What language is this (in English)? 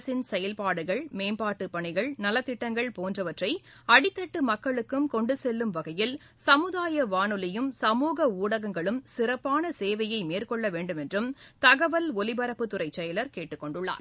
Tamil